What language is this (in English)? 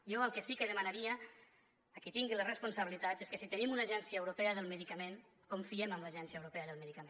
Catalan